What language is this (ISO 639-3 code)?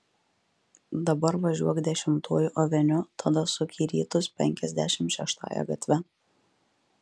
lit